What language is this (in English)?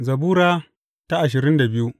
Hausa